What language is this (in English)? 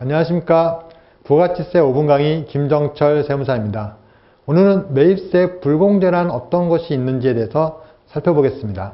Korean